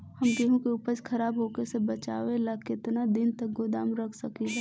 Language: Bhojpuri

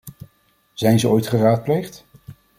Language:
Dutch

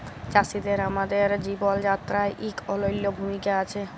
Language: Bangla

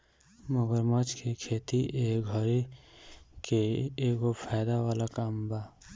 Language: Bhojpuri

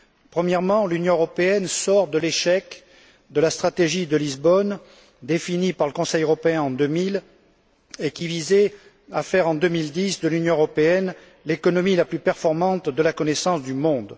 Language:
French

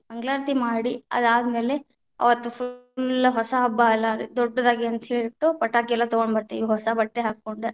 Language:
Kannada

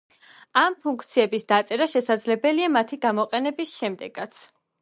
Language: Georgian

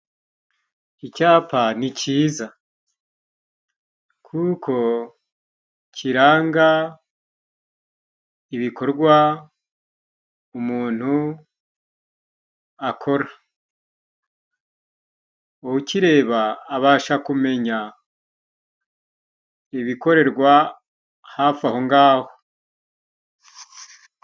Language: Kinyarwanda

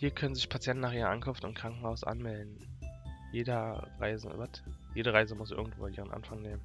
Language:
German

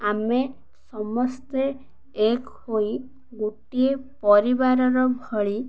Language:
Odia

